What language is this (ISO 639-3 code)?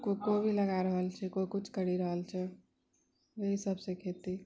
mai